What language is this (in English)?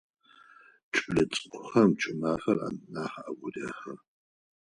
Adyghe